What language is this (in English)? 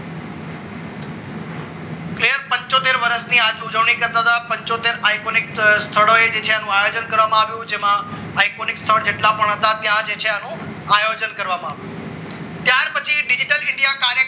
Gujarati